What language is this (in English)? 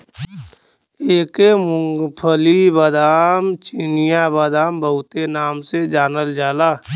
Bhojpuri